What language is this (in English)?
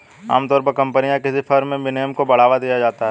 Hindi